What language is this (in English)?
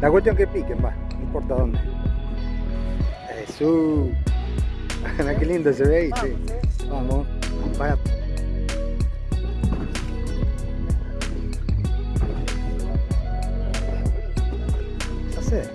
Spanish